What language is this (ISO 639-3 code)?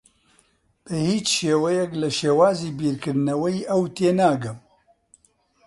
ckb